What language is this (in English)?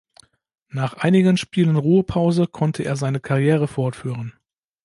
German